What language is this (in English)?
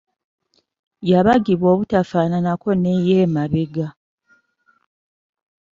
Ganda